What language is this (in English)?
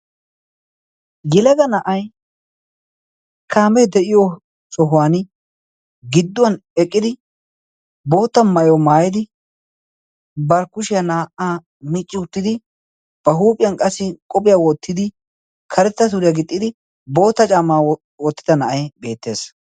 Wolaytta